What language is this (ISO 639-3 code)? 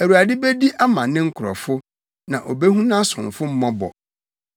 aka